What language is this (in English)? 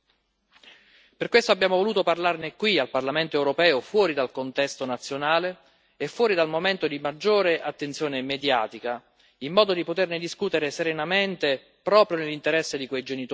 Italian